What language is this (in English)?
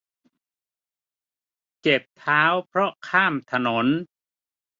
Thai